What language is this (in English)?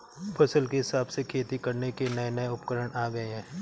Hindi